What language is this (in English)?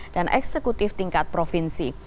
Indonesian